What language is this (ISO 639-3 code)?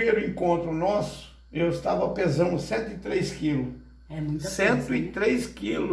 por